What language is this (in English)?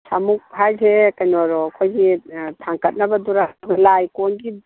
Manipuri